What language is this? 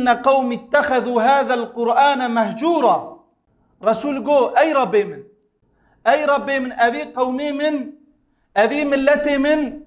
Turkish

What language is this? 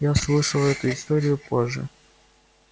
Russian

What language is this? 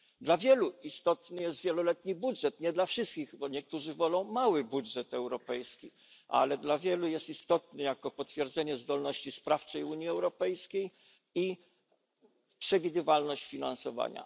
Polish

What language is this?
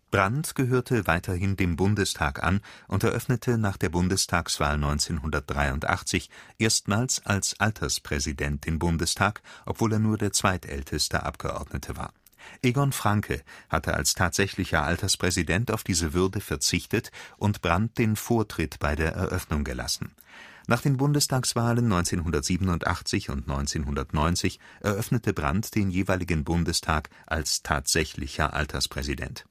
German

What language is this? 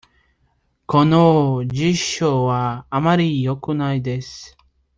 Japanese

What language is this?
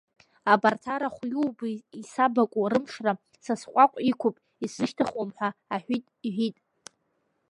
Abkhazian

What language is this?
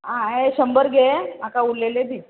Konkani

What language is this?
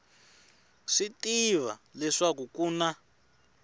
Tsonga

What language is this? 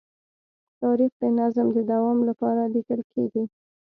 Pashto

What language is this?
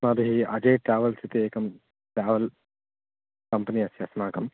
Sanskrit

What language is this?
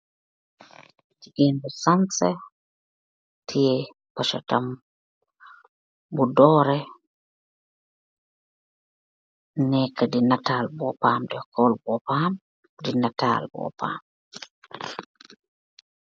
Wolof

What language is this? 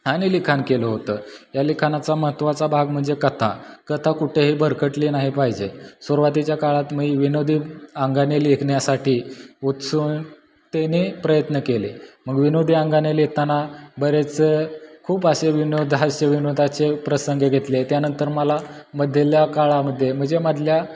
Marathi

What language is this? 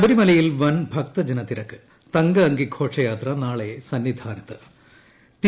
Malayalam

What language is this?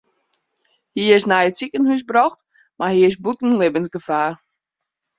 Western Frisian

